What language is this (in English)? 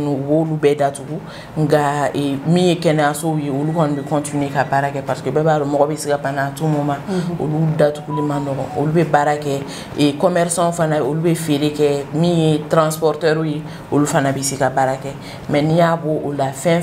French